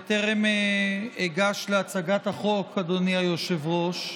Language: Hebrew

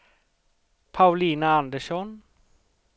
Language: Swedish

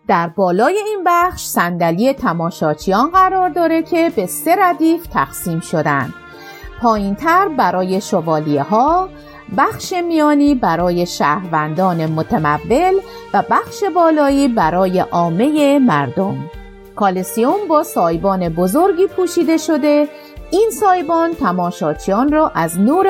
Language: Persian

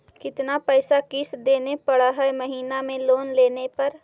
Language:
Magahi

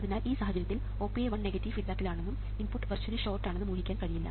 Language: Malayalam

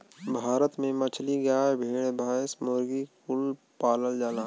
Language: Bhojpuri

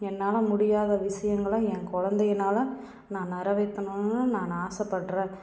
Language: Tamil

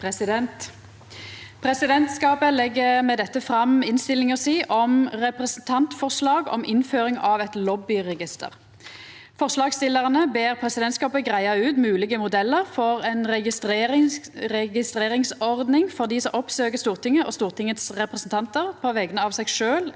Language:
Norwegian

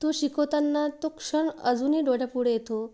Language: Marathi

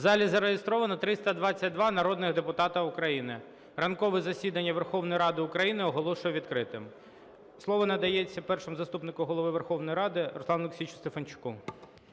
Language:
Ukrainian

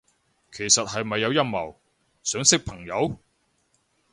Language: Cantonese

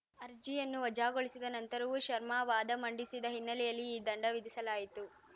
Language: Kannada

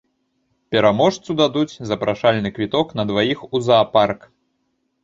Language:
Belarusian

